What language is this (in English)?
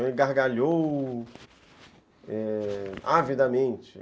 Portuguese